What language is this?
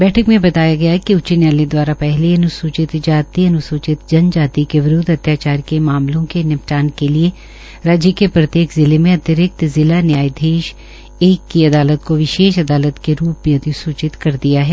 Hindi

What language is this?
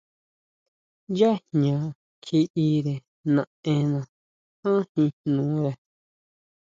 Huautla Mazatec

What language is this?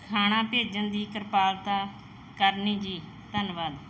Punjabi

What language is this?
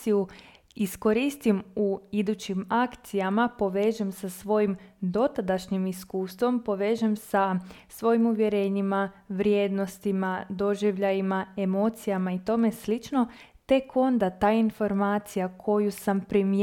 Croatian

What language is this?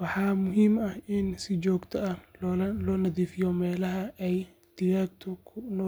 Somali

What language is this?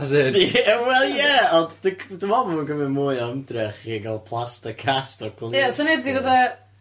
Welsh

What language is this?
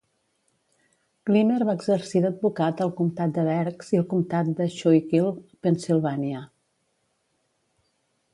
Catalan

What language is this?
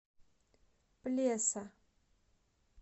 Russian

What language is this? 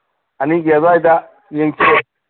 Manipuri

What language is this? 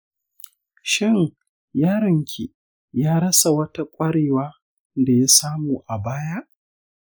Hausa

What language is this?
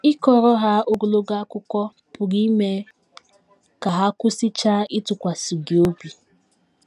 Igbo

